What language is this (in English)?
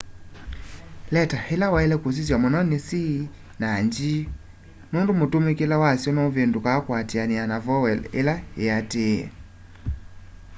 Kamba